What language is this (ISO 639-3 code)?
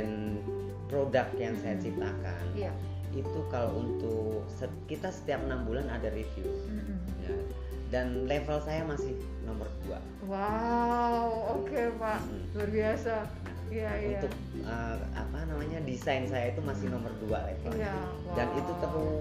ind